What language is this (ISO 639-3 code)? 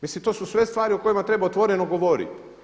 hrv